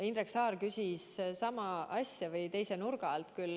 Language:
Estonian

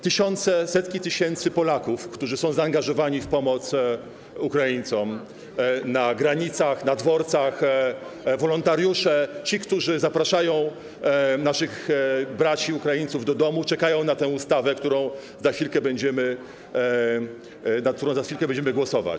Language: Polish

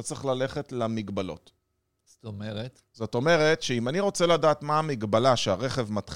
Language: Hebrew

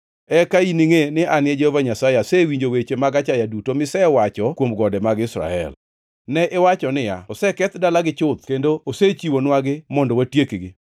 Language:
Luo (Kenya and Tanzania)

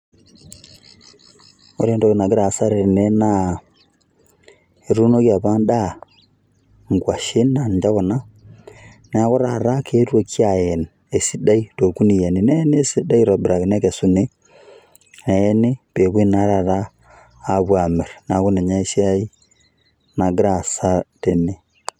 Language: Masai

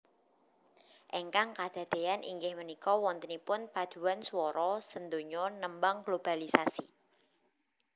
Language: Javanese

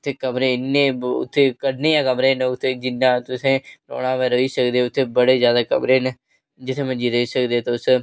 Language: Dogri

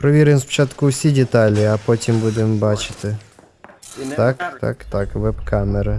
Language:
Russian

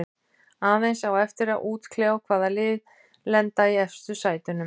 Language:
Icelandic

